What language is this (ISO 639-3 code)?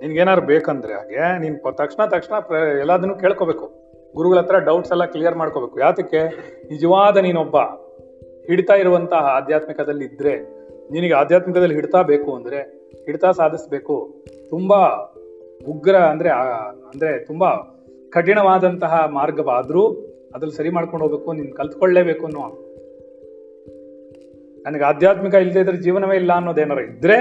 kan